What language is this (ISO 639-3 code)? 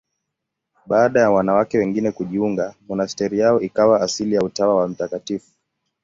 swa